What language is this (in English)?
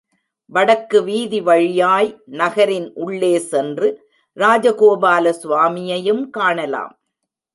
Tamil